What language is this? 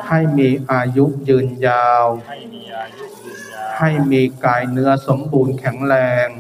Thai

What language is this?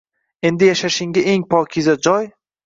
Uzbek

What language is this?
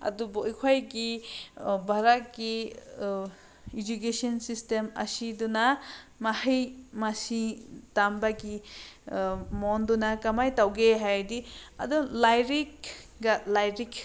Manipuri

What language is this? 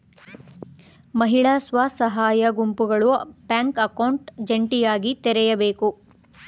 Kannada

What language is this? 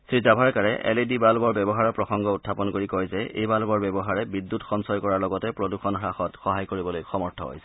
Assamese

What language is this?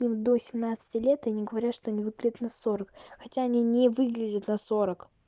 Russian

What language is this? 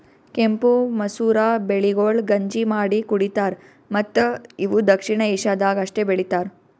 Kannada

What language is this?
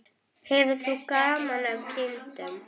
Icelandic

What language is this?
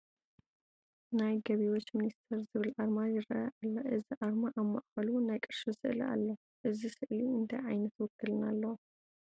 Tigrinya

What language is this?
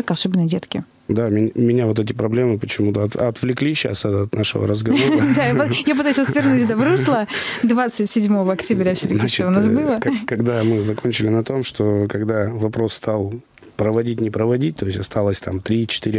Russian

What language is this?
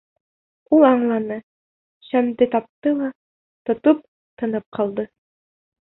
Bashkir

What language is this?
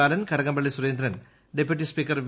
Malayalam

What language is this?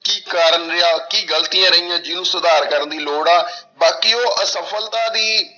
Punjabi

